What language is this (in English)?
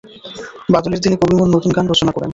Bangla